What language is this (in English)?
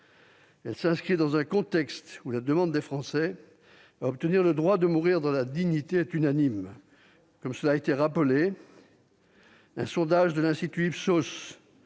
French